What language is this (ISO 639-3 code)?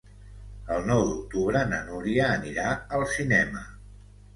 cat